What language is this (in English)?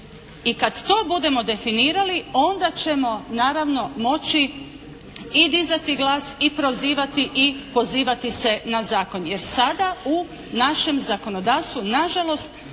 Croatian